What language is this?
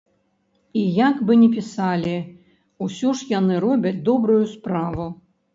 Belarusian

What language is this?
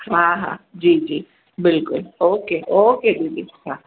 Sindhi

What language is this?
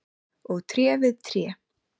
Icelandic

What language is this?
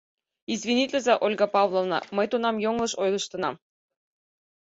Mari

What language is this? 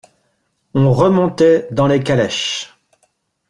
French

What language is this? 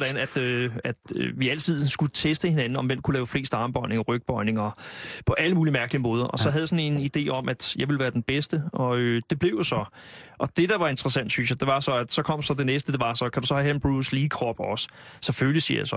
Danish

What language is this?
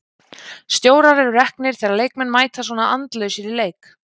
Icelandic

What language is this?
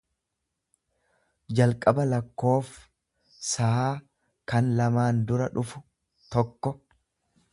Oromo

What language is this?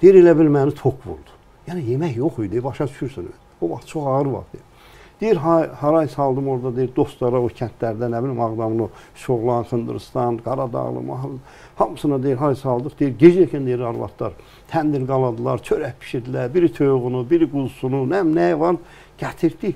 Turkish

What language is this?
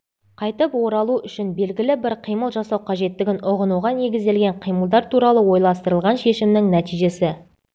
Kazakh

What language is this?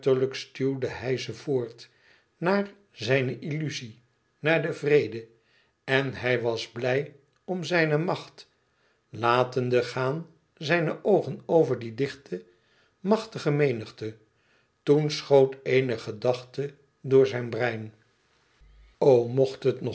Dutch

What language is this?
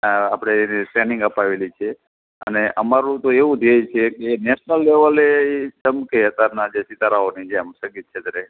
Gujarati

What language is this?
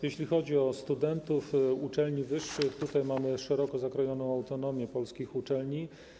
Polish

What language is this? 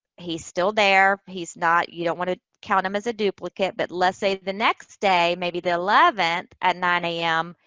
English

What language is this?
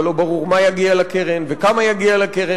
Hebrew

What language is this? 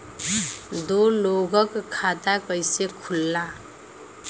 Bhojpuri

